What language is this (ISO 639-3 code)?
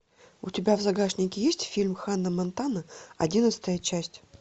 rus